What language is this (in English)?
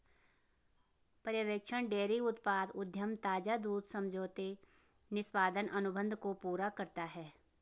Hindi